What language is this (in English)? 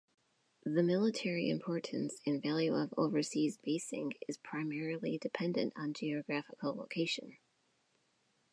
English